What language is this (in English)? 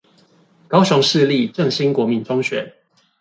Chinese